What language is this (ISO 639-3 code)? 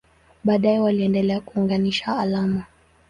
swa